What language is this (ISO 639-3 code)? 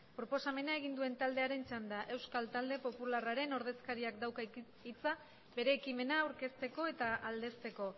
eus